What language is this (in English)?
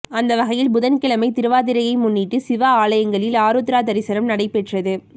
Tamil